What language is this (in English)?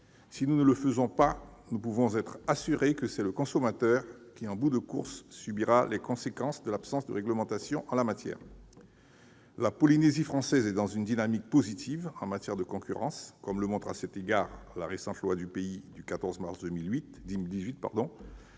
French